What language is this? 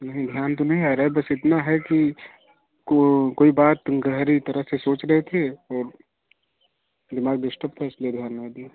Hindi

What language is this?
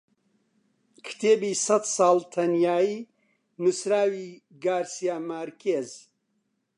Central Kurdish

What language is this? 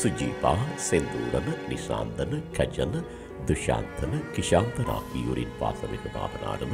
Tamil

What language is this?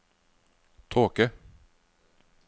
Norwegian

